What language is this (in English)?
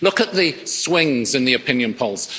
English